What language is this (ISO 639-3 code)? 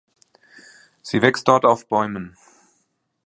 deu